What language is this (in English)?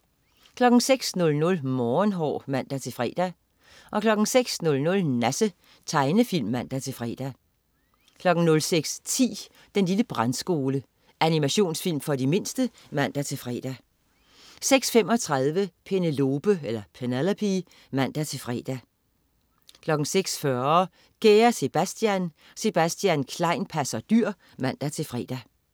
Danish